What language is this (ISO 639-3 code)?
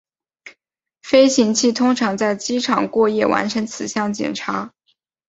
zho